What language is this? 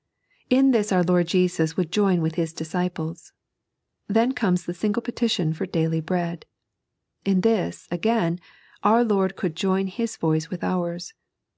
English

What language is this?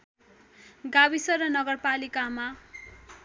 Nepali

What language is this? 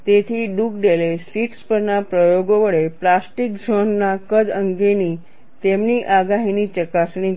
Gujarati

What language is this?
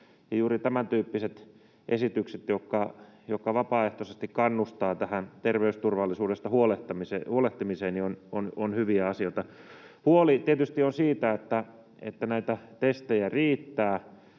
Finnish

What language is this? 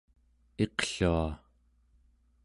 Central Yupik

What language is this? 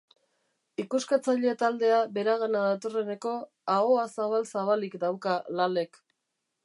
Basque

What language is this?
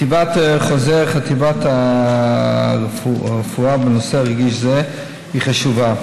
Hebrew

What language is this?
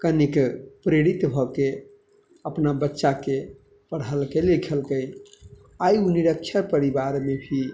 Maithili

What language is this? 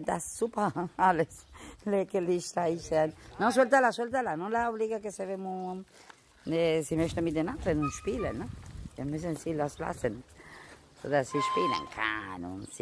German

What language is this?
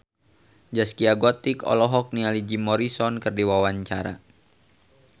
Sundanese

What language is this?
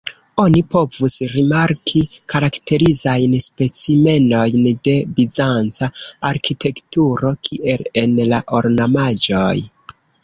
Esperanto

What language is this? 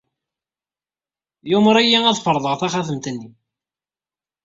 Kabyle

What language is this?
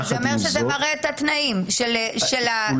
Hebrew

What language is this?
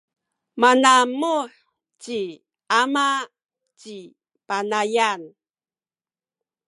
Sakizaya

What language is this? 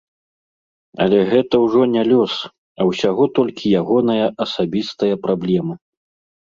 Belarusian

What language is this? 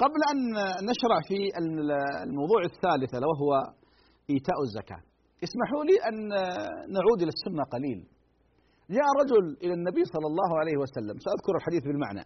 Arabic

